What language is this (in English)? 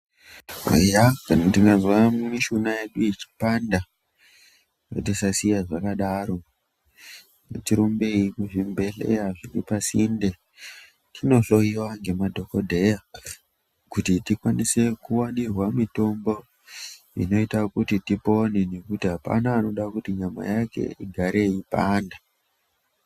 Ndau